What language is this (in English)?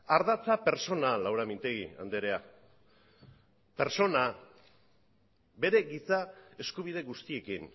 Basque